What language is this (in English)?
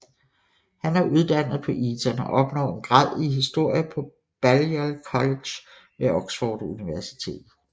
Danish